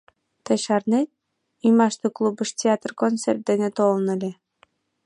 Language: Mari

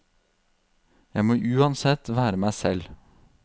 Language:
Norwegian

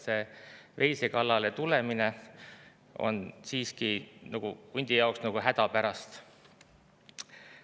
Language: Estonian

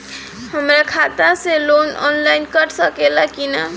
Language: Bhojpuri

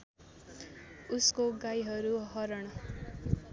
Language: Nepali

